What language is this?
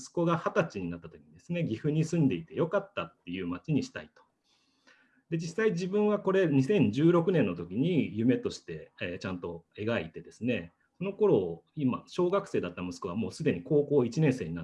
Japanese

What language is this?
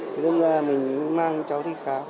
Vietnamese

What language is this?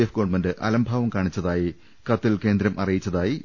Malayalam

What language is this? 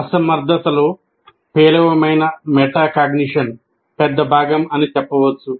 Telugu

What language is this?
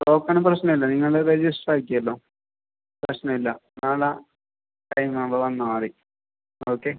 Malayalam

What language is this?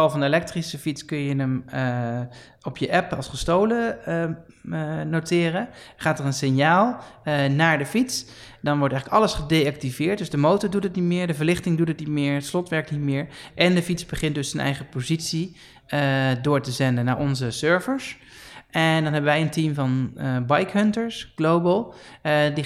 Dutch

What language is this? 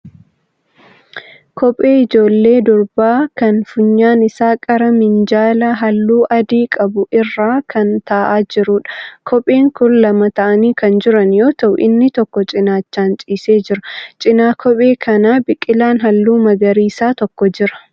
Oromo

